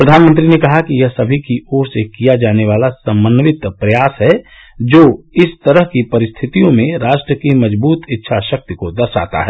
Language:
Hindi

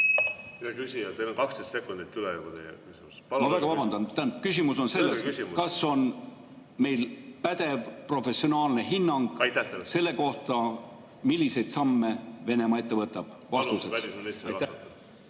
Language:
Estonian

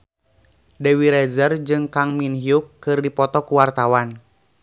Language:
Sundanese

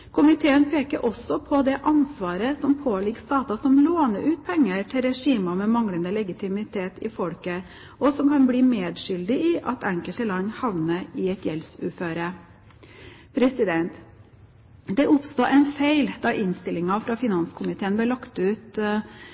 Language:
Norwegian Bokmål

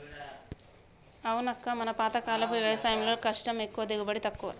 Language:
Telugu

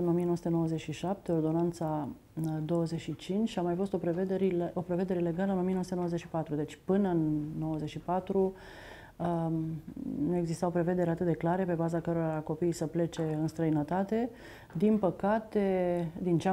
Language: Romanian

